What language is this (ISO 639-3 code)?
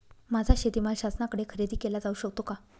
mar